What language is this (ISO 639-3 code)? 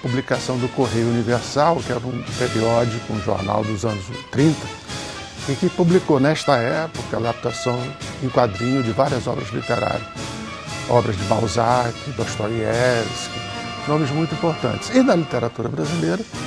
por